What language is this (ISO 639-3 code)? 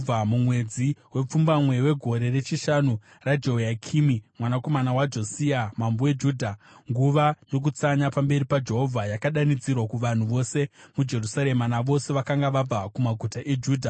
sna